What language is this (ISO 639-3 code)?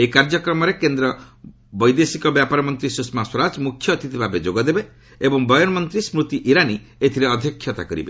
ori